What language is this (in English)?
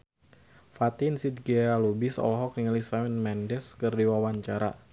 Sundanese